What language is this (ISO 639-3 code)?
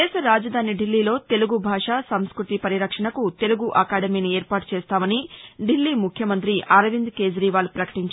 tel